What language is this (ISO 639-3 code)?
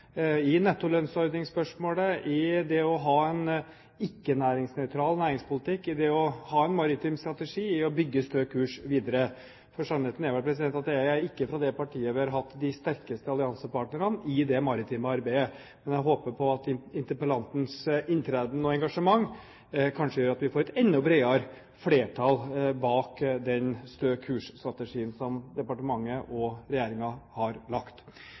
nob